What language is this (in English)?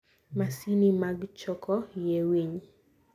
Luo (Kenya and Tanzania)